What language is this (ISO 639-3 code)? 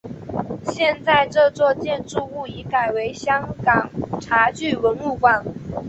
zho